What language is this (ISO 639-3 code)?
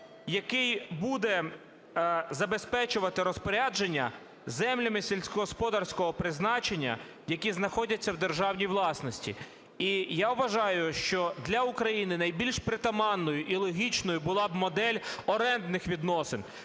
ukr